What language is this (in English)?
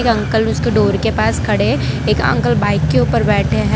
Hindi